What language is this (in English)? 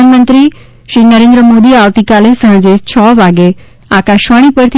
Gujarati